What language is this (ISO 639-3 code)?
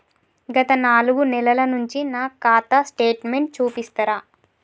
tel